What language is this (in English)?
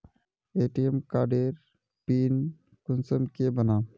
Magahi